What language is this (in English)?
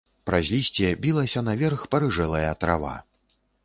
Belarusian